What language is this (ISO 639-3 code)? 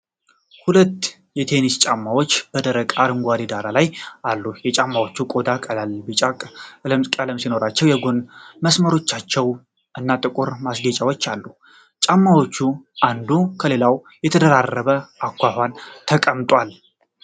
amh